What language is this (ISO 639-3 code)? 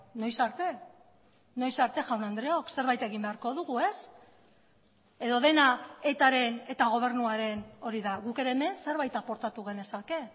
eus